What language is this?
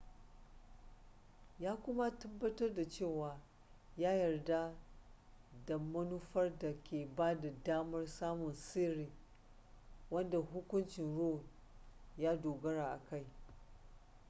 Hausa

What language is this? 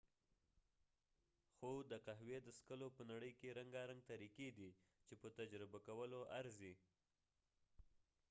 Pashto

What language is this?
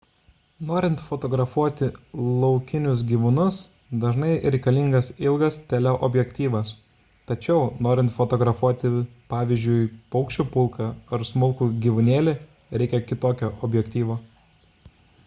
Lithuanian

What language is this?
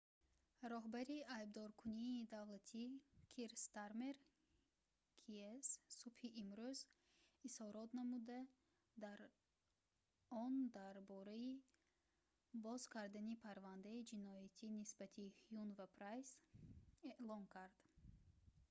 Tajik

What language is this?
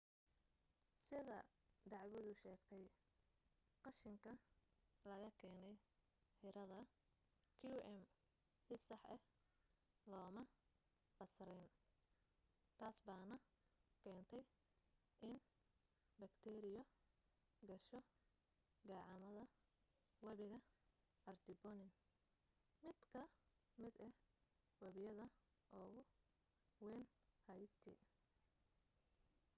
Somali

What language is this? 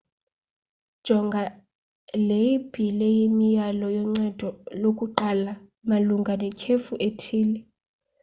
Xhosa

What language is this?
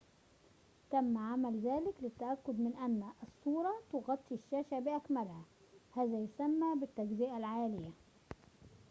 Arabic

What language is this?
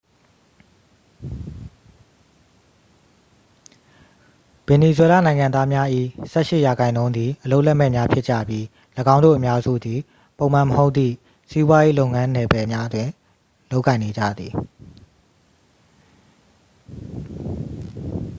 Burmese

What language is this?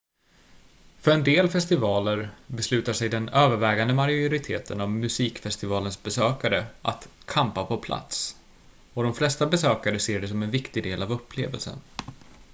Swedish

